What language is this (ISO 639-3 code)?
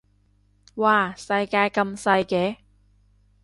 yue